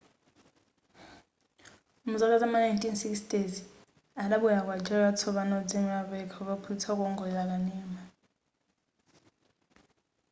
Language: Nyanja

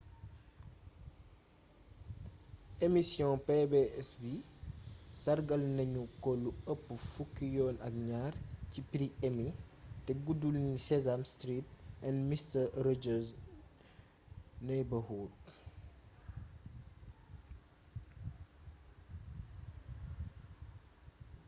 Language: Wolof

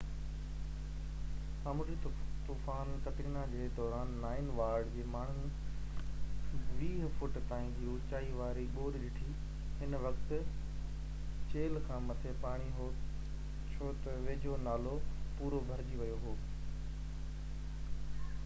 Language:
Sindhi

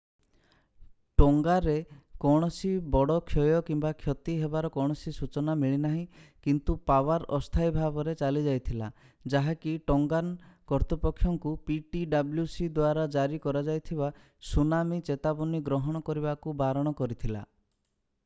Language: Odia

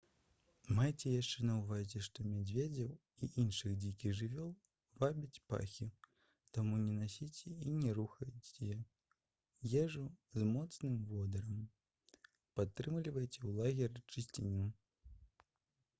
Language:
Belarusian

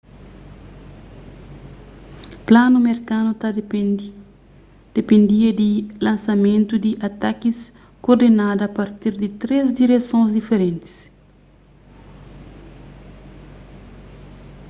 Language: Kabuverdianu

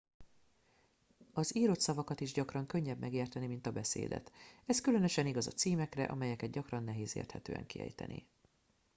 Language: Hungarian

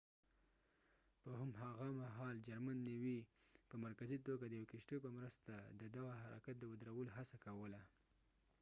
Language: Pashto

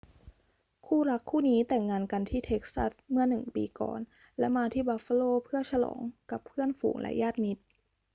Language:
Thai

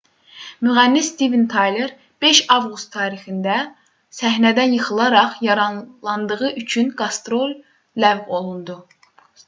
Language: Azerbaijani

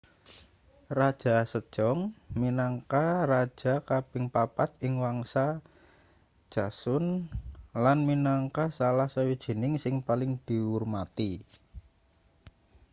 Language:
Javanese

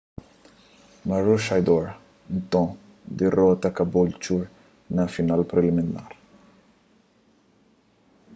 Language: Kabuverdianu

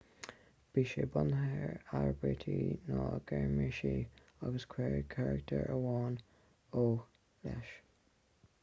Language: Irish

